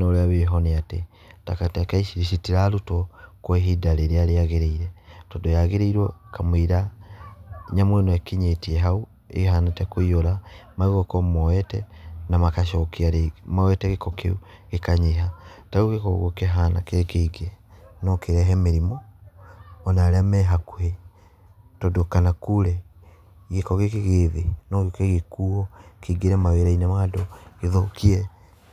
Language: Kikuyu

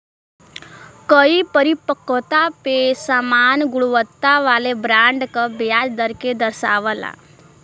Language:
Bhojpuri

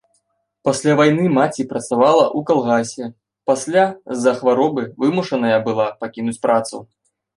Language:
Belarusian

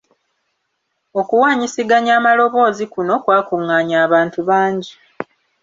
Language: Ganda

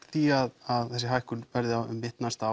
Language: Icelandic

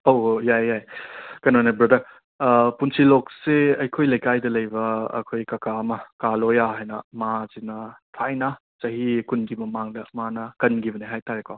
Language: Manipuri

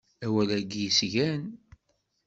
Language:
Kabyle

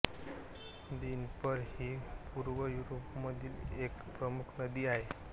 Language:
Marathi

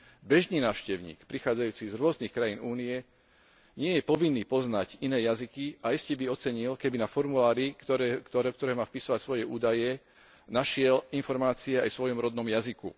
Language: Slovak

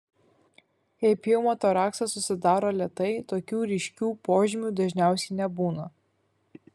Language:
Lithuanian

